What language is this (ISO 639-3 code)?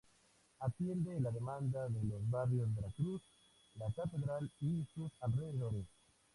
spa